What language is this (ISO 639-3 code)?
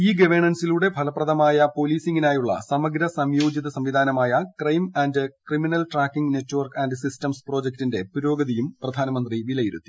mal